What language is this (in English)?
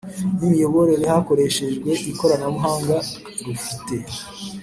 Kinyarwanda